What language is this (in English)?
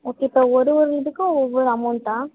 Tamil